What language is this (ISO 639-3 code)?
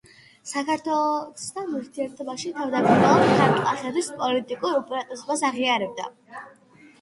kat